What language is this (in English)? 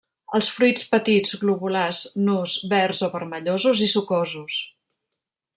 Catalan